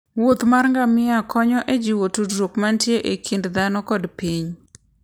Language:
Luo (Kenya and Tanzania)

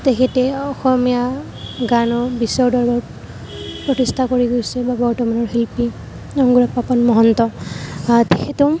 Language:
Assamese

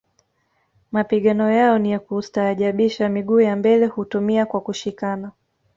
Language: Swahili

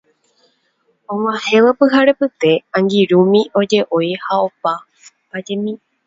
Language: Guarani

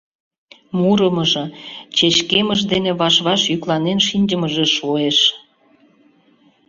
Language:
Mari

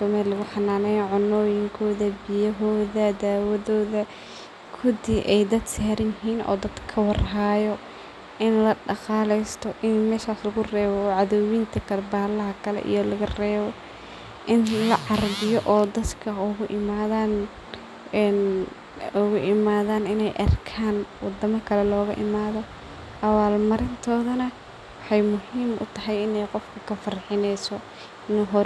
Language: Somali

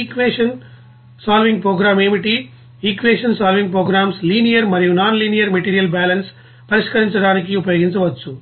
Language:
Telugu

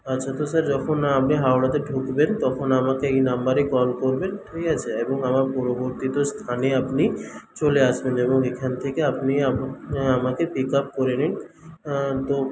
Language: Bangla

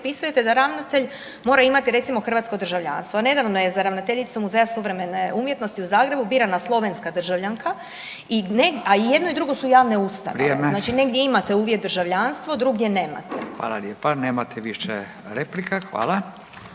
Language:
Croatian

